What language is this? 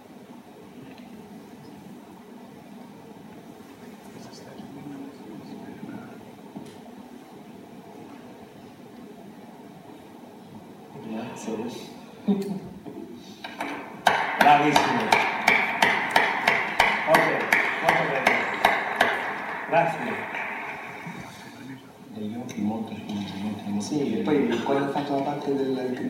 French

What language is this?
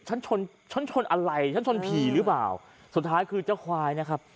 Thai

